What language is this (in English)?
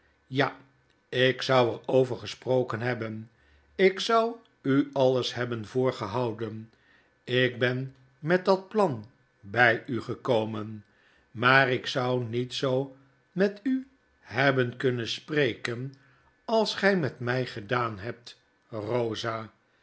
Dutch